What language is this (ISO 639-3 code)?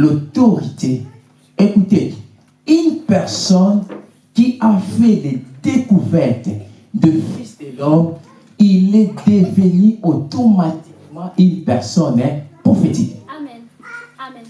fra